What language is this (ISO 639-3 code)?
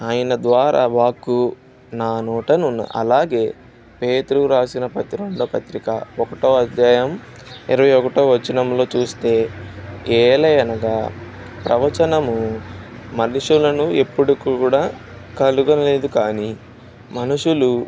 tel